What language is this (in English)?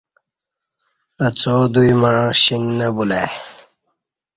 Kati